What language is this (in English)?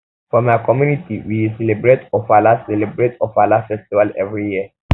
Nigerian Pidgin